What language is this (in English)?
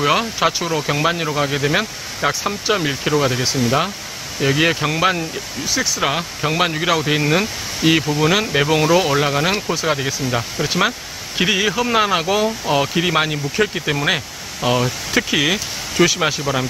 Korean